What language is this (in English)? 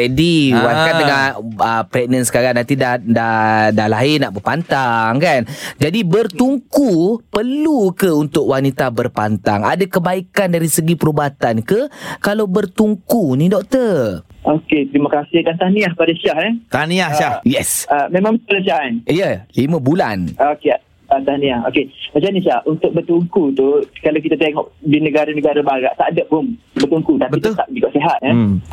Malay